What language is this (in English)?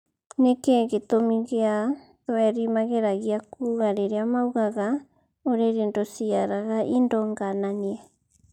Kikuyu